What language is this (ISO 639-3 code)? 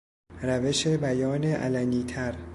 fas